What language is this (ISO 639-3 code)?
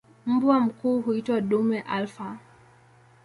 swa